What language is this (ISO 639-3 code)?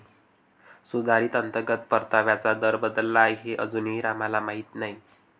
mar